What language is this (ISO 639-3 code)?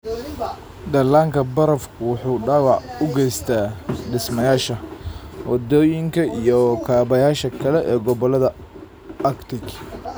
som